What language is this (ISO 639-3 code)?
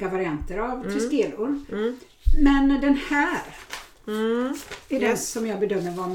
swe